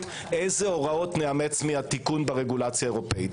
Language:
Hebrew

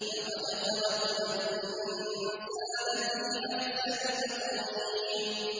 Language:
Arabic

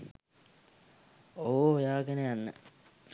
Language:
Sinhala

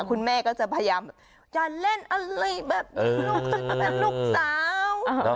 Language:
Thai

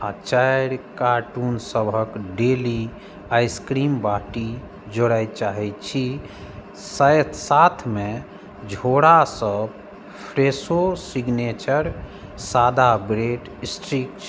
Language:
Maithili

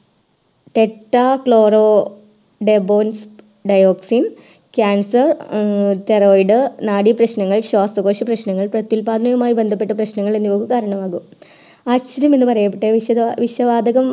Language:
Malayalam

